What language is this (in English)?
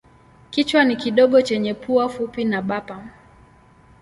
Swahili